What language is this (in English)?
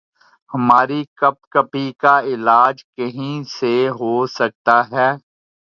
Urdu